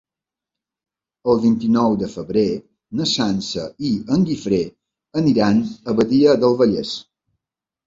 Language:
Catalan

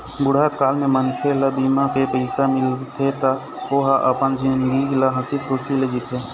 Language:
Chhattisgarhi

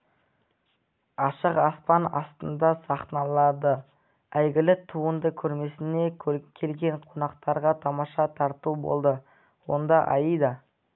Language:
Kazakh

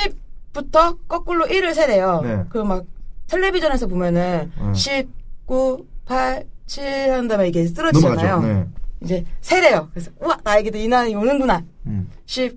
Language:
Korean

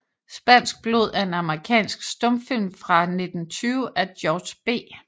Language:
Danish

